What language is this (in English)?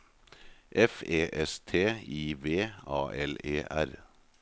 Norwegian